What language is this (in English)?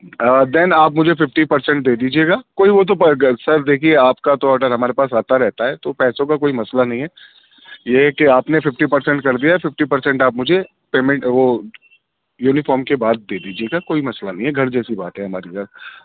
Urdu